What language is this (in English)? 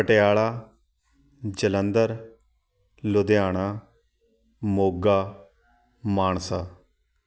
Punjabi